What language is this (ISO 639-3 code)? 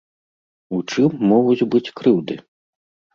bel